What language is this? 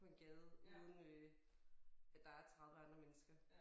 Danish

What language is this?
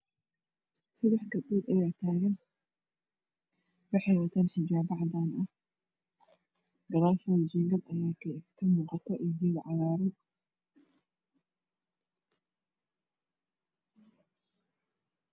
Somali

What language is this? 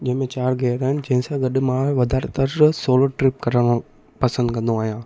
Sindhi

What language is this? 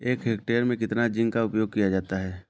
Hindi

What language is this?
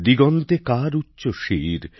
Bangla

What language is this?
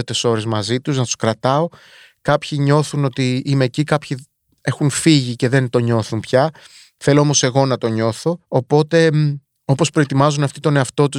Greek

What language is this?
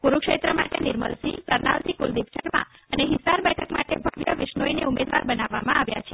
Gujarati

